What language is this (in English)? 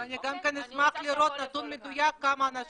Hebrew